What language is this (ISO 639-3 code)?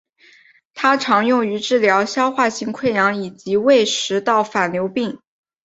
zho